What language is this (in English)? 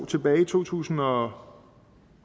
Danish